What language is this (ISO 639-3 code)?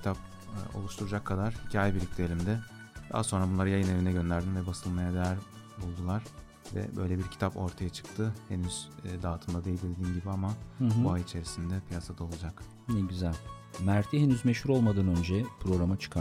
tur